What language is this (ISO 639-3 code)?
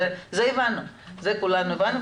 heb